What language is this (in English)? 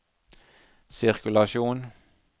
Norwegian